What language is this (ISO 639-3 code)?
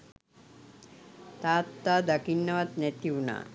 sin